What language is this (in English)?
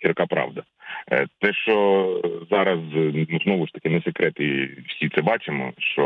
Ukrainian